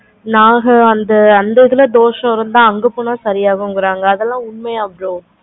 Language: Tamil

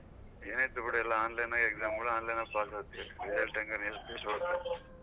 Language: Kannada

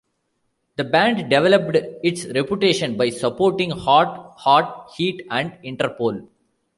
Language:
English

